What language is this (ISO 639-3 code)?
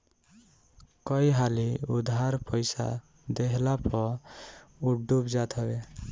bho